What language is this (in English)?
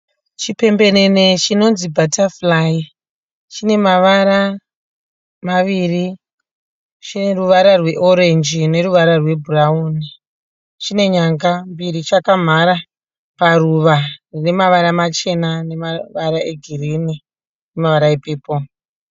Shona